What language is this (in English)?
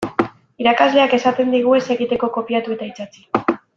Basque